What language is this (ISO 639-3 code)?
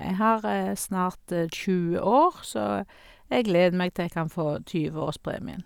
nor